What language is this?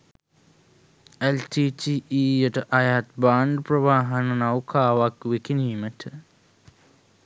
Sinhala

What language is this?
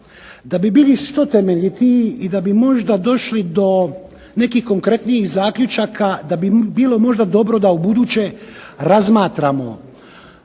Croatian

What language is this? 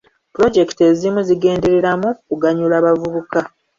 Ganda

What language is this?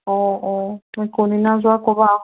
Assamese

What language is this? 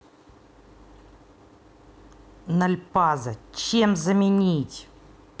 Russian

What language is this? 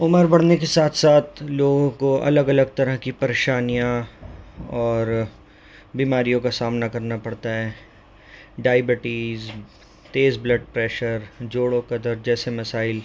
Urdu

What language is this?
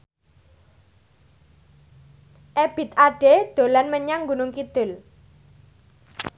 Javanese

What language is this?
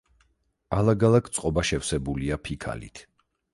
Georgian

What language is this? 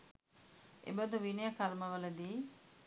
Sinhala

